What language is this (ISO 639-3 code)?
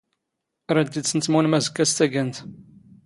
zgh